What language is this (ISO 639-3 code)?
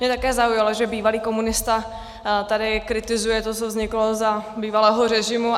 ces